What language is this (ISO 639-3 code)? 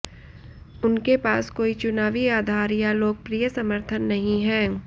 hin